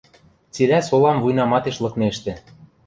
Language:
Western Mari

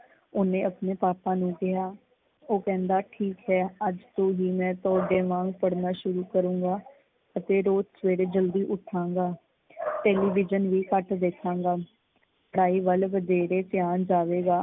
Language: Punjabi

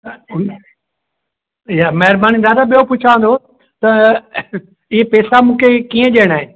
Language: Sindhi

